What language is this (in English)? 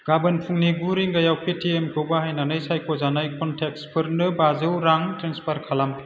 Bodo